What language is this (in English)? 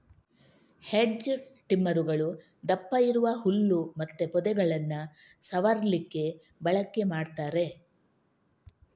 Kannada